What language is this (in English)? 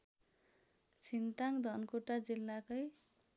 Nepali